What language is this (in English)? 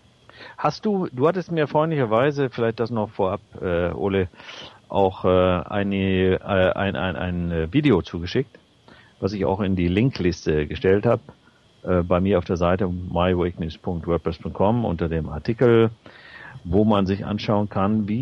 German